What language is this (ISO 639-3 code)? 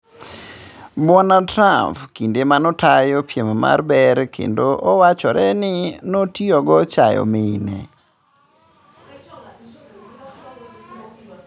luo